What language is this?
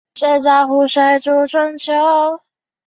Chinese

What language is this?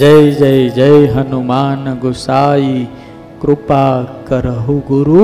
Gujarati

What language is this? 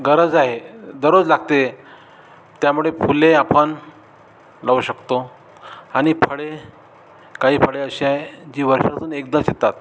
Marathi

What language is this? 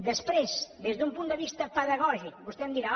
Catalan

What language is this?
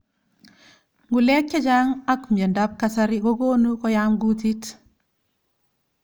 Kalenjin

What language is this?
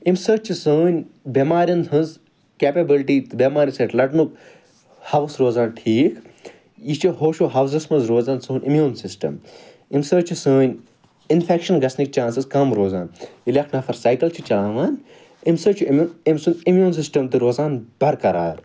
Kashmiri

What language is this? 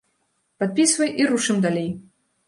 Belarusian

